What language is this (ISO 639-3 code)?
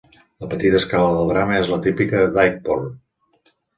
cat